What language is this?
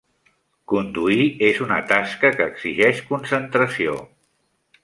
Catalan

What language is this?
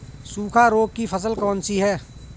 Hindi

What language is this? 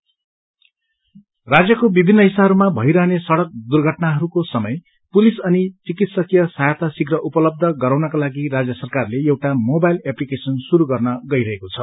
Nepali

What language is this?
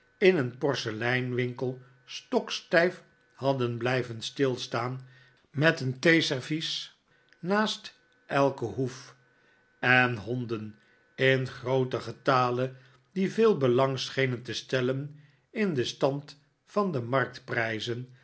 Dutch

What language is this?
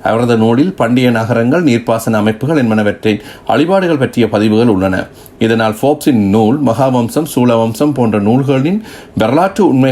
Tamil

